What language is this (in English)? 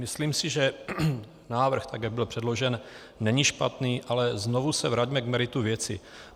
Czech